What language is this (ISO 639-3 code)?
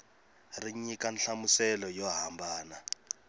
tso